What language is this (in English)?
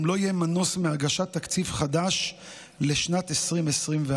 Hebrew